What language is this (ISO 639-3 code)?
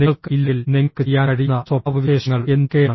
mal